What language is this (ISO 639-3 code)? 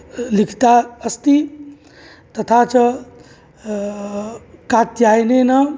san